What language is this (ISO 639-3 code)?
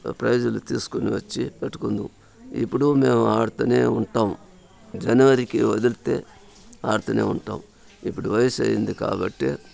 tel